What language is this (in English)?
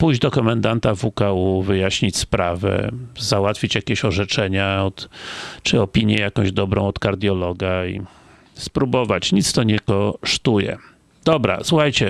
Polish